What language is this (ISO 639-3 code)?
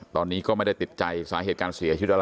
tha